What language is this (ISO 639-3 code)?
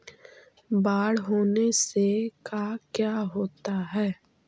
mag